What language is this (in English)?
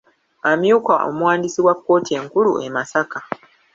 Ganda